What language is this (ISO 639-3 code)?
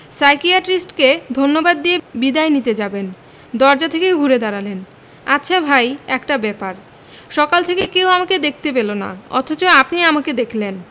ben